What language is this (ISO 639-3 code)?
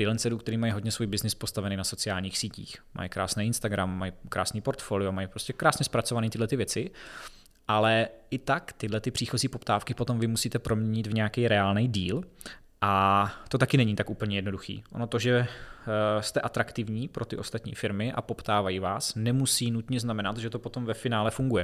ces